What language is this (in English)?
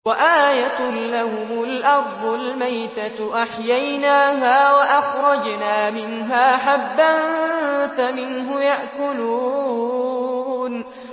Arabic